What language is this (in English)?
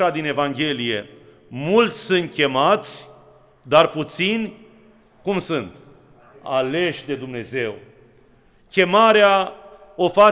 Romanian